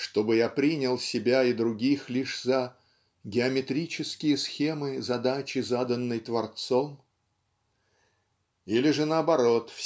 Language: Russian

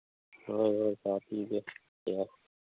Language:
Manipuri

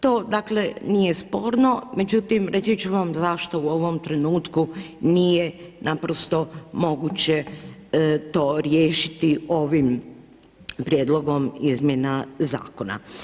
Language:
Croatian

